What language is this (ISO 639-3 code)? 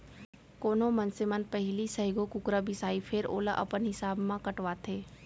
hne